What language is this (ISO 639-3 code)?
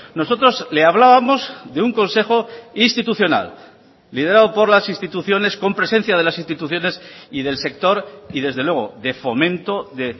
spa